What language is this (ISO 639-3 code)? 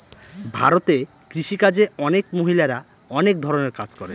ben